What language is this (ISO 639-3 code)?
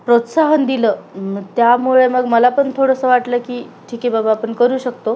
mar